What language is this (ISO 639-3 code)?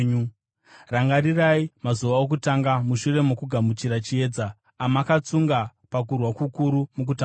sna